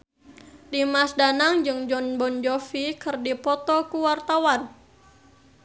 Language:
Sundanese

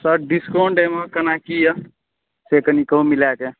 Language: Maithili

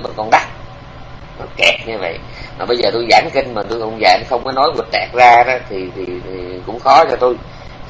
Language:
Vietnamese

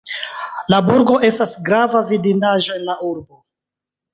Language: Esperanto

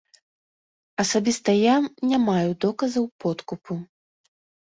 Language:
Belarusian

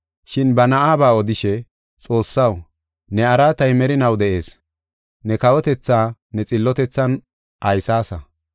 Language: Gofa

